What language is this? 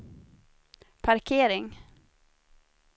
Swedish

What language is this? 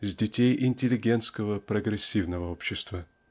Russian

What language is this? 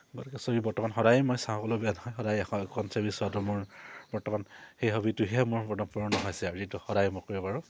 Assamese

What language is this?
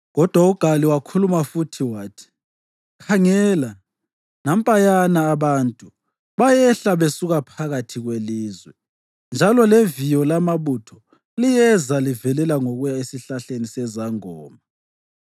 North Ndebele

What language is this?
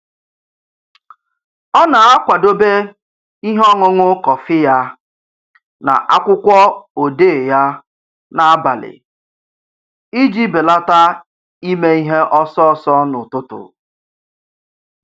Igbo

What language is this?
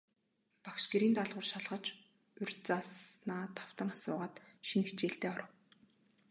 Mongolian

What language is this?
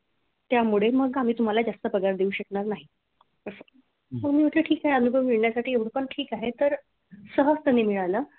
Marathi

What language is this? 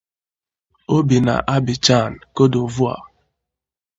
Igbo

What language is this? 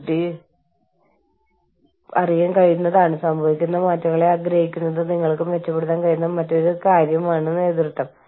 Malayalam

